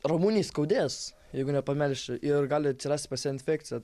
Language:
Lithuanian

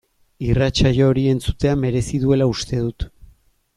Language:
Basque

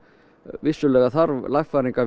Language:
Icelandic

